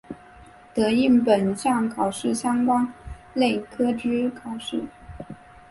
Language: Chinese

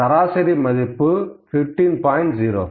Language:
Tamil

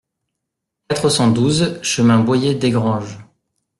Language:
French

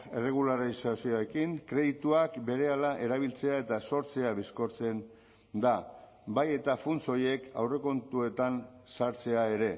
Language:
Basque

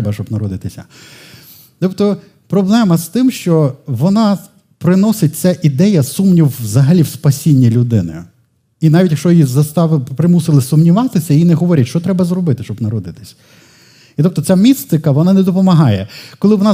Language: Ukrainian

